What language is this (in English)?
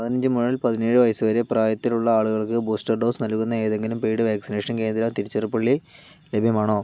Malayalam